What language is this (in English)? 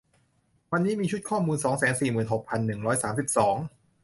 Thai